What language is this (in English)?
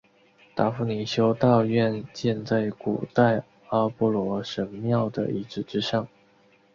Chinese